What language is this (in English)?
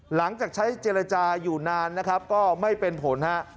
Thai